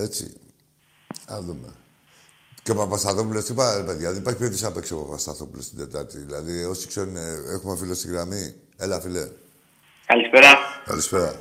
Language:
Greek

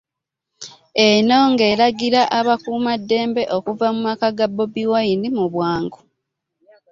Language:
Ganda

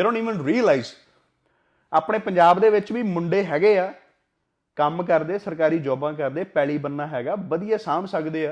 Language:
Punjabi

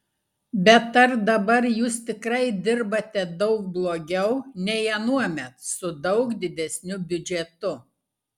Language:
Lithuanian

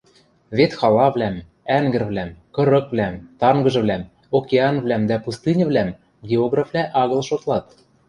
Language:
Western Mari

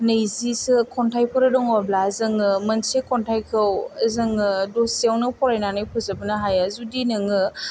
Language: Bodo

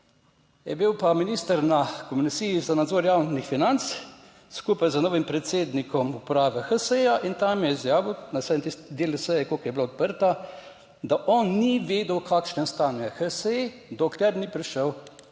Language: Slovenian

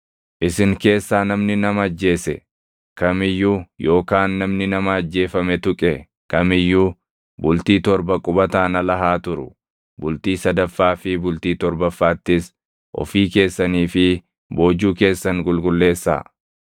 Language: Oromo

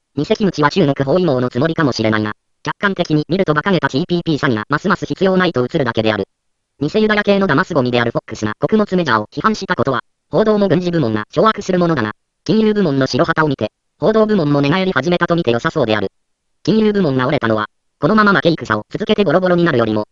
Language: Japanese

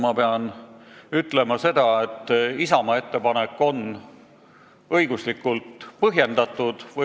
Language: Estonian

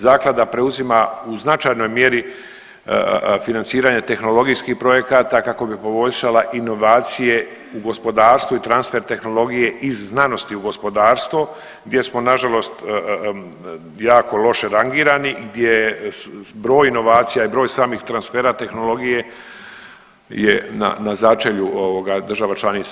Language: Croatian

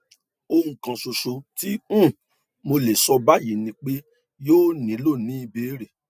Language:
Yoruba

